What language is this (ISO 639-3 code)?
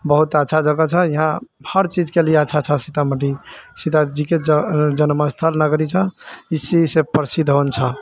mai